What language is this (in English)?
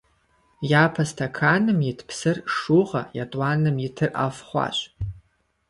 Kabardian